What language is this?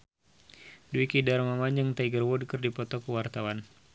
Sundanese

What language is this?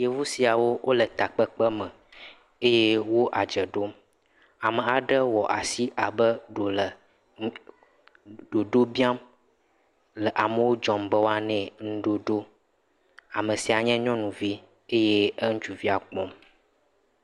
Ewe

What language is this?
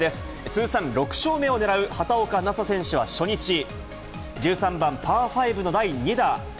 Japanese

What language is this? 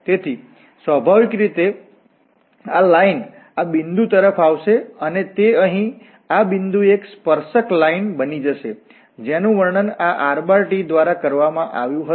Gujarati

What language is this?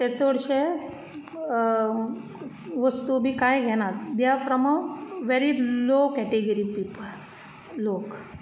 Konkani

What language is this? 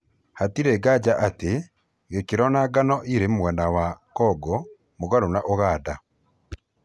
Kikuyu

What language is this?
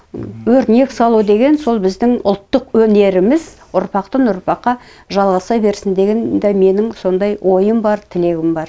Kazakh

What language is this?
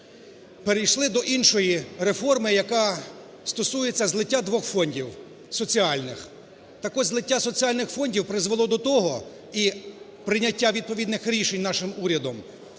Ukrainian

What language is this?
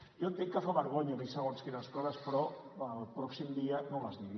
Catalan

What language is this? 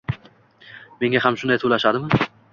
Uzbek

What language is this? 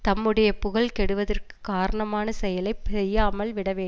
Tamil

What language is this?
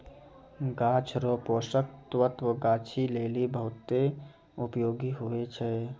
Maithili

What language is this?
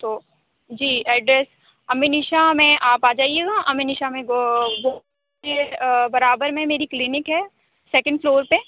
Urdu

